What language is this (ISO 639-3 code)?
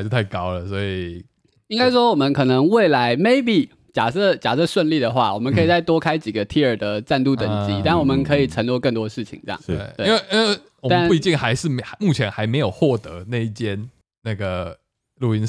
zho